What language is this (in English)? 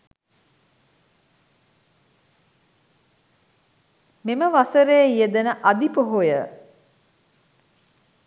Sinhala